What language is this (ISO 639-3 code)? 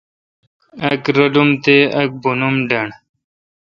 xka